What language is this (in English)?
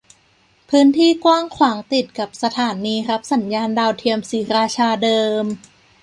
Thai